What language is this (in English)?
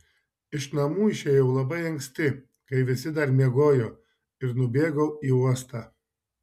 Lithuanian